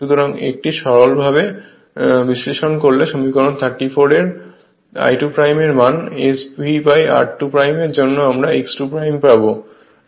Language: Bangla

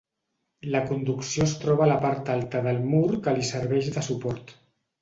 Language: Catalan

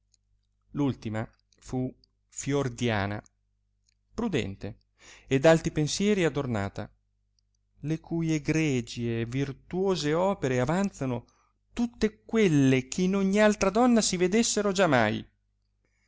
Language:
Italian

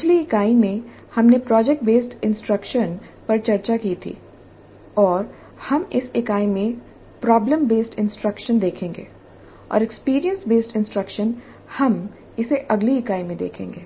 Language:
Hindi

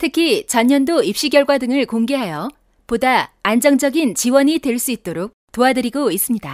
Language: Korean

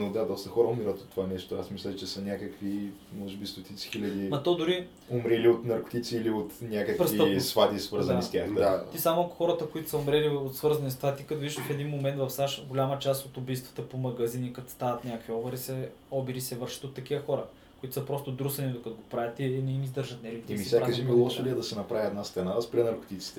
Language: Bulgarian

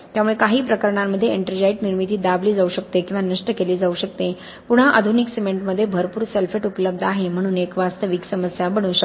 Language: Marathi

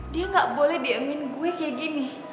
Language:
Indonesian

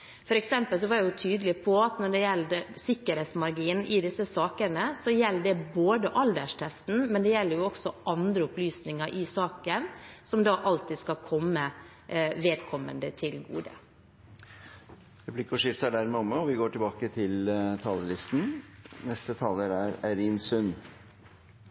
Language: Norwegian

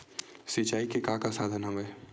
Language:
Chhattisgarhi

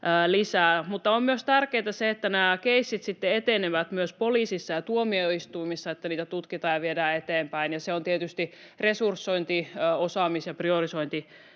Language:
Finnish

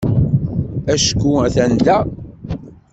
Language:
Kabyle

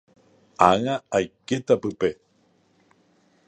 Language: Guarani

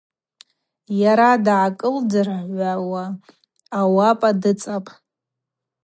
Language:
Abaza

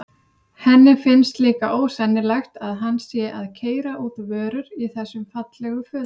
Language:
Icelandic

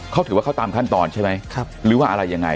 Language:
Thai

